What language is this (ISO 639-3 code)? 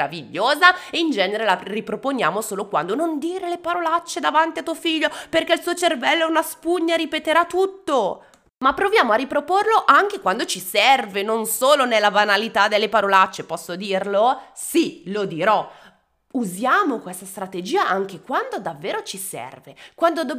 ita